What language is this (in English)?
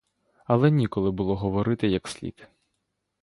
Ukrainian